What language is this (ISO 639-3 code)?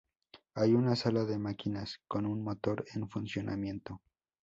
spa